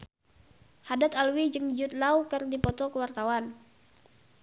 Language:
Sundanese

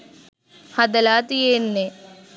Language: Sinhala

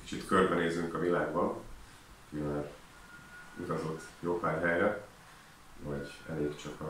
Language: Hungarian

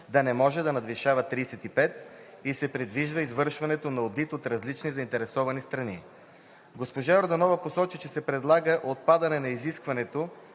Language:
Bulgarian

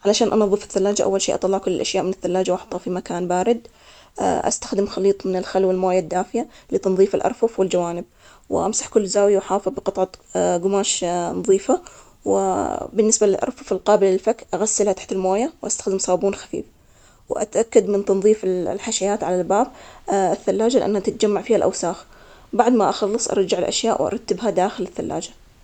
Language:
Omani Arabic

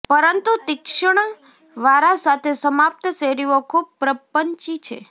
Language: Gujarati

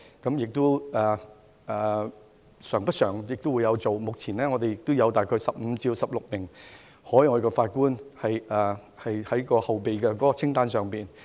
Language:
Cantonese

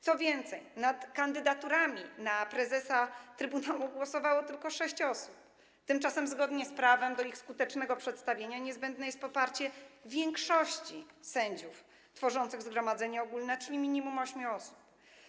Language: Polish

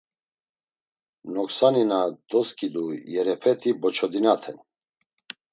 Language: Laz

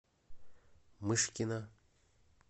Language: Russian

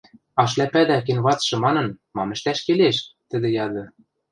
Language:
Western Mari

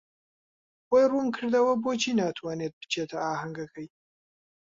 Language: Central Kurdish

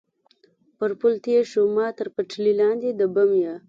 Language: Pashto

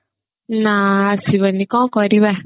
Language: Odia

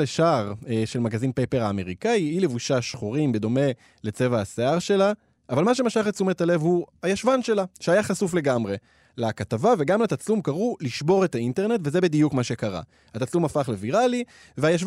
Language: Hebrew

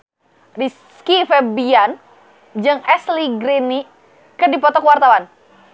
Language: Sundanese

